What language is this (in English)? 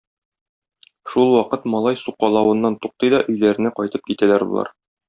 Tatar